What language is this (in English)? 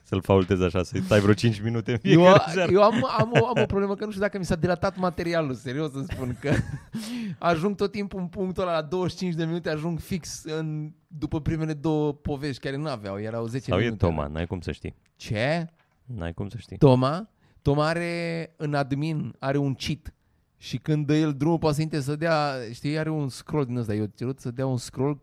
Romanian